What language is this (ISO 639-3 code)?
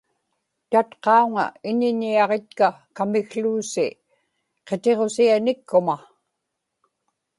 ipk